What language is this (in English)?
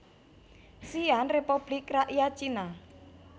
Javanese